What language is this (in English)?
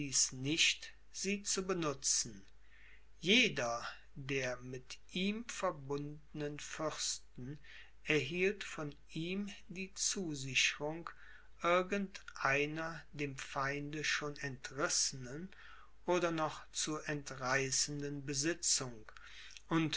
German